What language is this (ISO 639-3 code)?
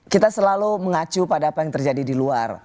ind